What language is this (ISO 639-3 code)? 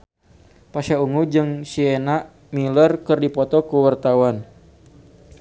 sun